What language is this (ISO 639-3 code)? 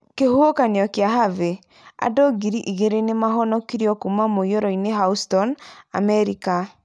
kik